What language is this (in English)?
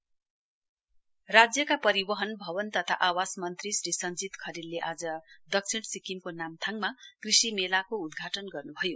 Nepali